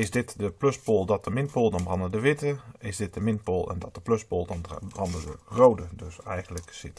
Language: Dutch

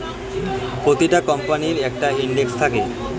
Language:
Bangla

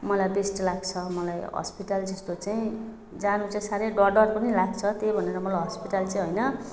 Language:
Nepali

